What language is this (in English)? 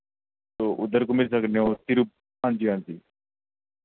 Dogri